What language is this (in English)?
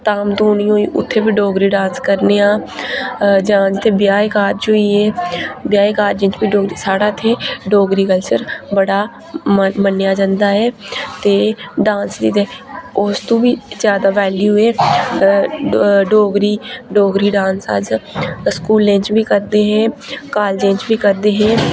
Dogri